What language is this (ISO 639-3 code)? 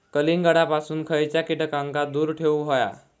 mar